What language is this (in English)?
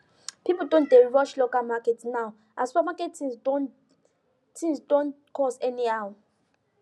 Nigerian Pidgin